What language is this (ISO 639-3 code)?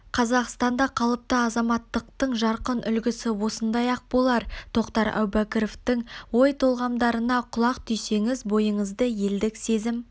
kaz